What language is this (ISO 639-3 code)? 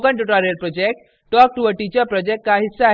hin